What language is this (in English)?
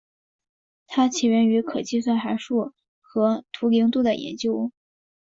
Chinese